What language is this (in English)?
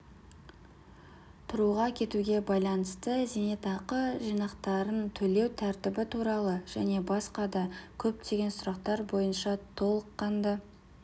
Kazakh